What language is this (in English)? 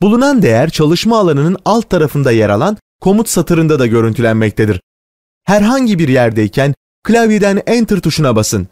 Turkish